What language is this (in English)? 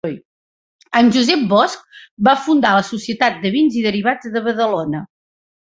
Catalan